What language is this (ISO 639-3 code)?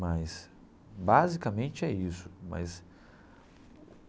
por